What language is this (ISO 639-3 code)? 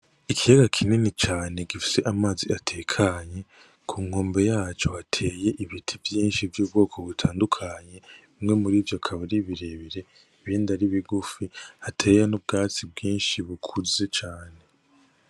run